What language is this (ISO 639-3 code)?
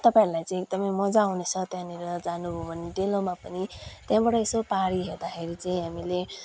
nep